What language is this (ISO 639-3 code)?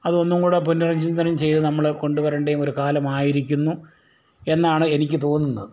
mal